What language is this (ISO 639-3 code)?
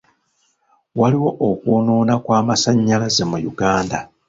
lug